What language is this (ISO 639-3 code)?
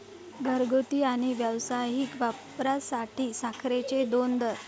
mar